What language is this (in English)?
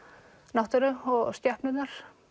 Icelandic